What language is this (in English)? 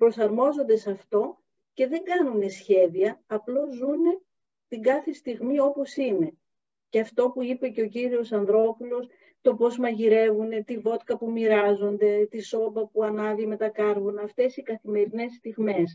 Greek